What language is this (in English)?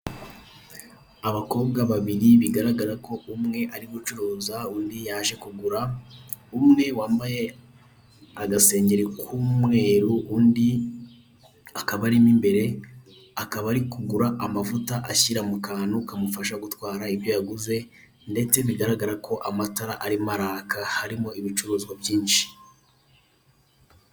Kinyarwanda